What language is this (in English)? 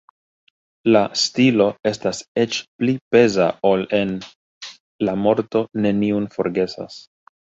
Esperanto